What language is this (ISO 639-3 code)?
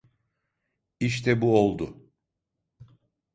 tur